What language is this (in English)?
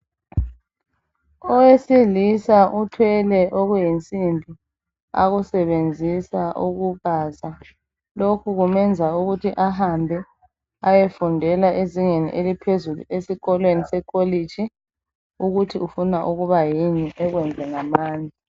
North Ndebele